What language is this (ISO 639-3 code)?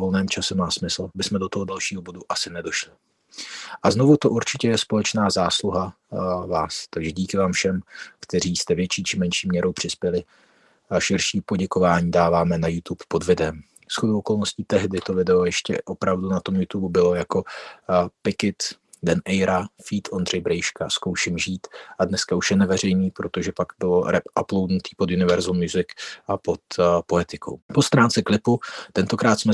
ces